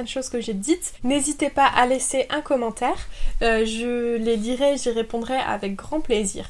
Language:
French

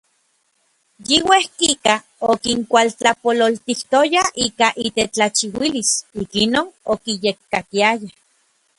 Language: Orizaba Nahuatl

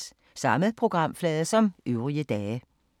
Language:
Danish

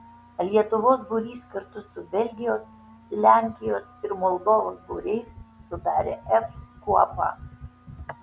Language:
Lithuanian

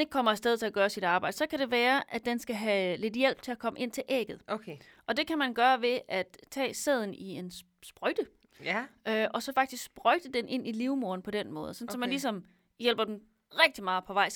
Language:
Danish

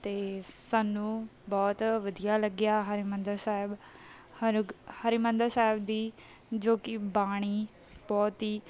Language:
Punjabi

